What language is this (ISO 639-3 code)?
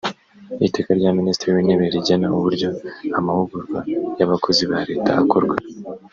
kin